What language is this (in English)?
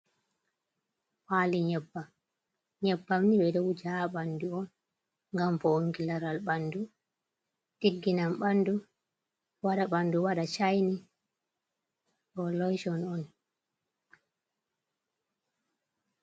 Fula